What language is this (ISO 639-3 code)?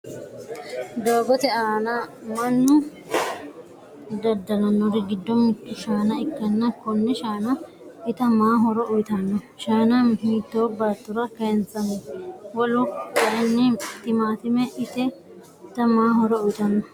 sid